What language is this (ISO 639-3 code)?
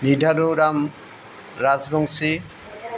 asm